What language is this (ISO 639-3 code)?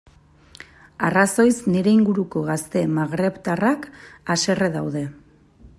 eus